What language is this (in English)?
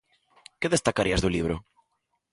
Galician